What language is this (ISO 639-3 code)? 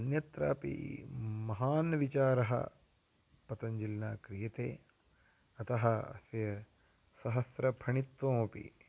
san